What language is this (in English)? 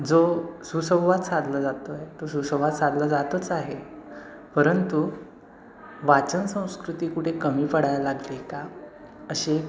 Marathi